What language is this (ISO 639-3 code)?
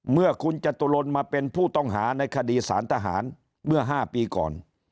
tha